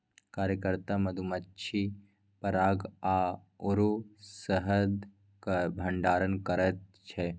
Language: Maithili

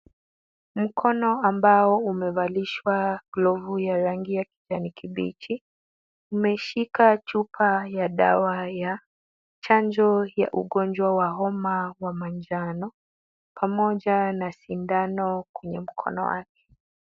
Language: Swahili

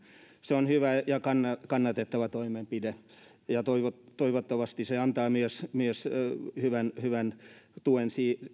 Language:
Finnish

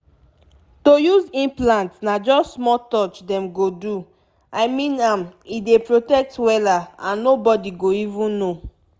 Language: Nigerian Pidgin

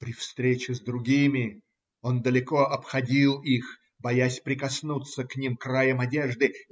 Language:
Russian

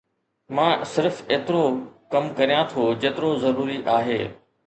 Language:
Sindhi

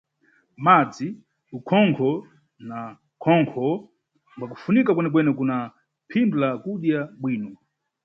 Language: Nyungwe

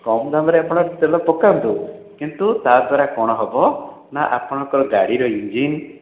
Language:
Odia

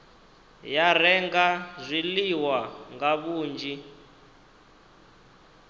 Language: Venda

